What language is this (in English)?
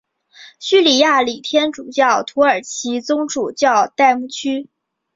Chinese